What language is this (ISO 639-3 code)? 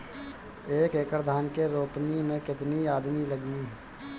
bho